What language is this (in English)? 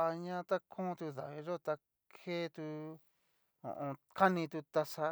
Cacaloxtepec Mixtec